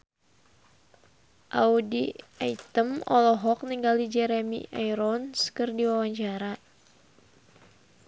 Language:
Sundanese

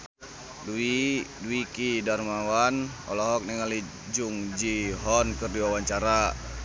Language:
Sundanese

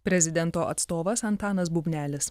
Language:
Lithuanian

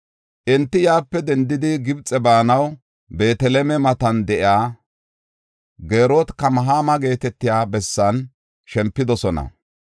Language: Gofa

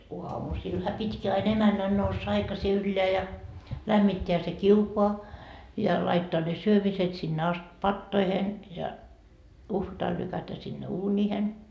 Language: Finnish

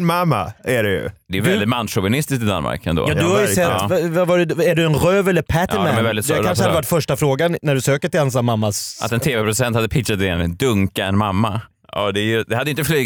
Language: Swedish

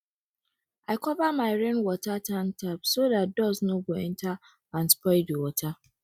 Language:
Nigerian Pidgin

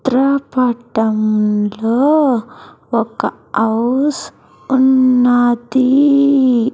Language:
Telugu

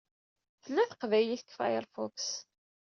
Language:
Kabyle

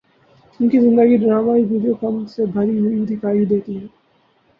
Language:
Urdu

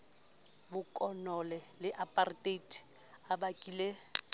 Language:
Southern Sotho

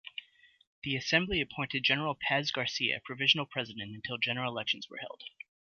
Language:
English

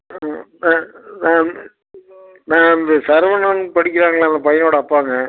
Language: Tamil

